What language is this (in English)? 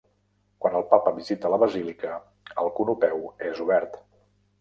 Catalan